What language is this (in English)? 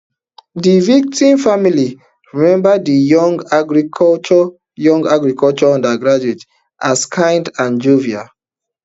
Nigerian Pidgin